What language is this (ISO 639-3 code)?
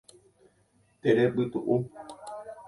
grn